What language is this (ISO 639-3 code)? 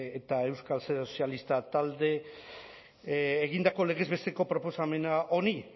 eus